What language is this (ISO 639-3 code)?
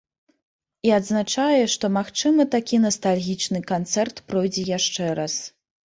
bel